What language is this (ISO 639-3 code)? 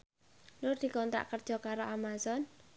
jav